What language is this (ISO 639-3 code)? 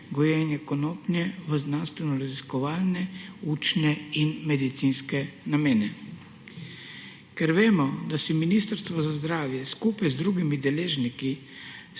slv